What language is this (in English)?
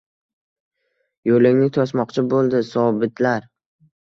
Uzbek